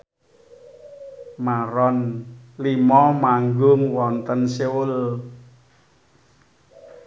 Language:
Javanese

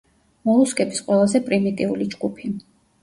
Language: Georgian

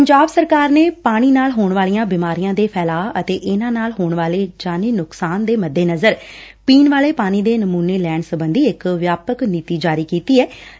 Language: Punjabi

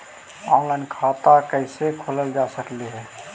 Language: Magahi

